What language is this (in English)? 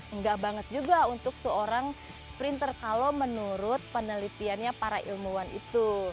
Indonesian